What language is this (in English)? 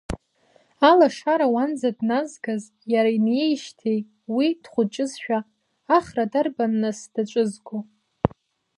Abkhazian